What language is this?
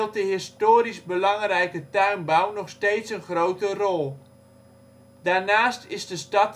Dutch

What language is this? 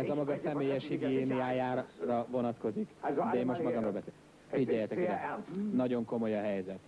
Hungarian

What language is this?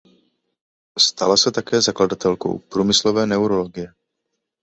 Czech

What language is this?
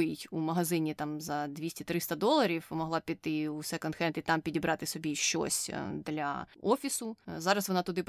Ukrainian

